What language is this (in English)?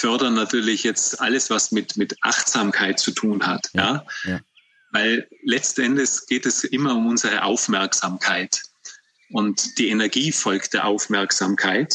German